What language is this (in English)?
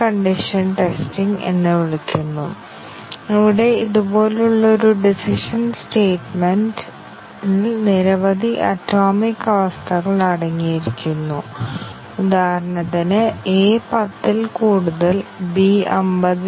Malayalam